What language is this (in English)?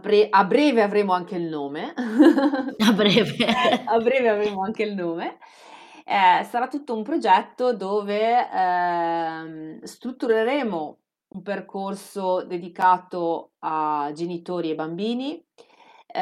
Italian